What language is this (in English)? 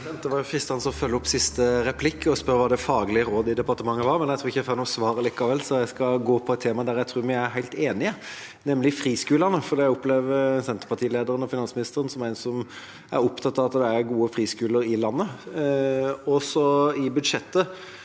Norwegian